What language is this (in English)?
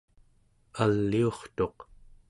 Central Yupik